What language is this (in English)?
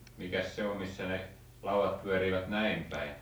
Finnish